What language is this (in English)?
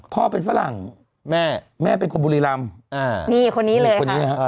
Thai